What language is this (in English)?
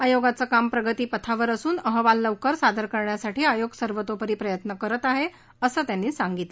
Marathi